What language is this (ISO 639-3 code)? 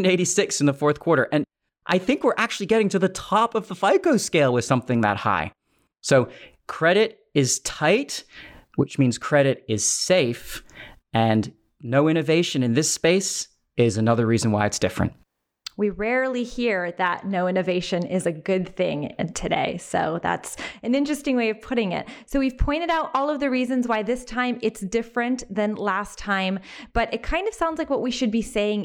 eng